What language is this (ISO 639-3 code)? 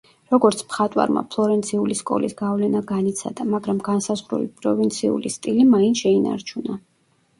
kat